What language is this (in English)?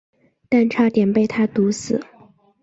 Chinese